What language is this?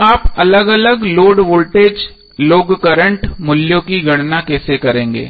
Hindi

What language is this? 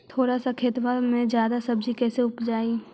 Magahi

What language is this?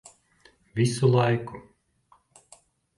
Latvian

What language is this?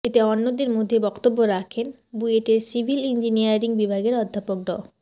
Bangla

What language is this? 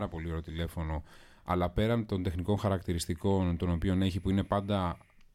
Greek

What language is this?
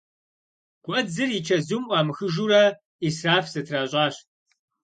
Kabardian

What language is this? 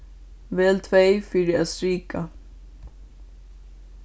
Faroese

